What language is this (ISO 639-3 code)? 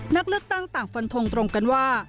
tha